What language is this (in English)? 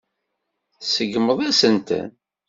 Kabyle